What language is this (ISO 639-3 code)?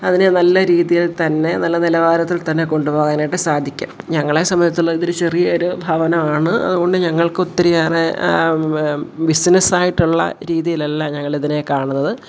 mal